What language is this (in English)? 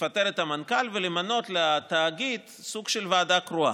Hebrew